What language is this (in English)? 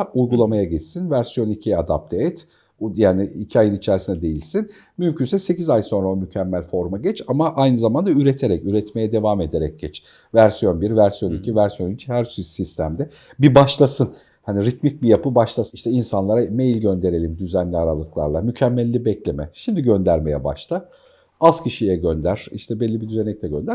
Turkish